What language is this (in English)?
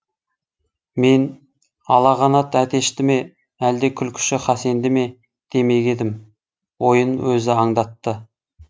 Kazakh